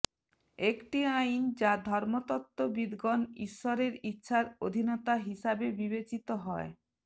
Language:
Bangla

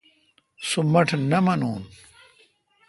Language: Kalkoti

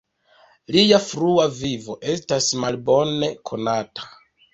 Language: Esperanto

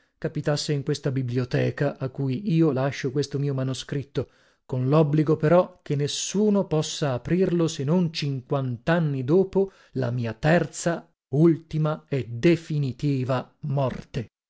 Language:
Italian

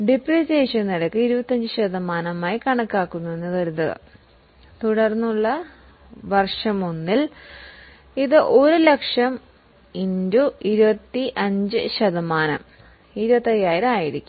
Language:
Malayalam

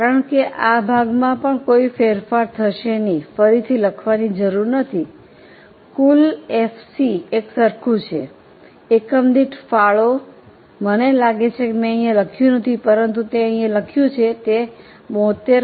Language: Gujarati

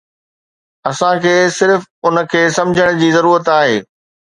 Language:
Sindhi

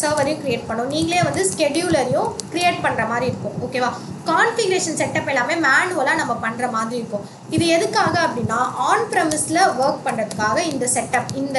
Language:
Tamil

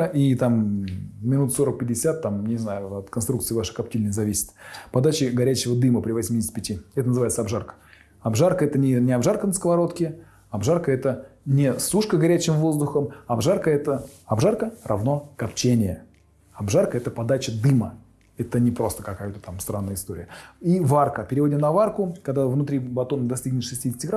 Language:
Russian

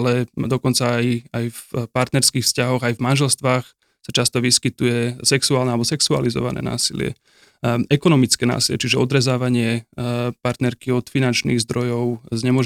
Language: Slovak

